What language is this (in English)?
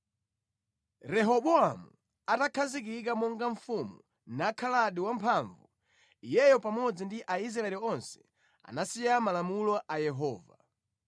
Nyanja